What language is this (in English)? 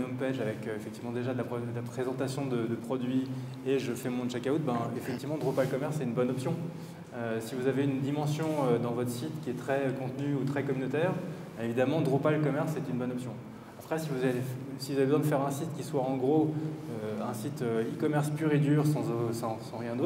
French